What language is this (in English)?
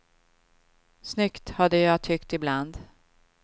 Swedish